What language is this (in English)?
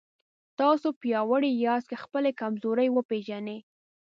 Pashto